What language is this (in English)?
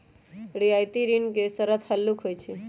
Magahi